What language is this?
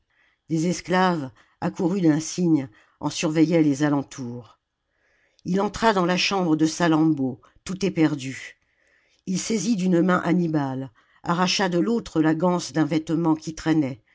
French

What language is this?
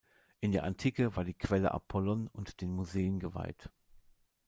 German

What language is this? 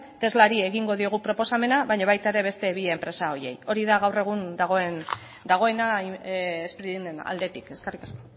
Basque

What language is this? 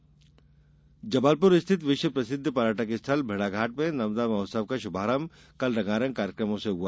Hindi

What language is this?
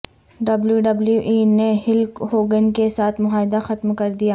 Urdu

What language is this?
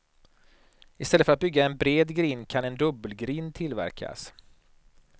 Swedish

